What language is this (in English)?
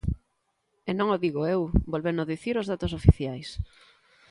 Galician